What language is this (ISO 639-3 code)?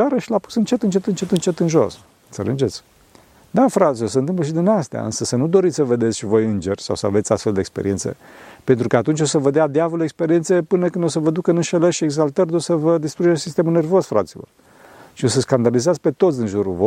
ron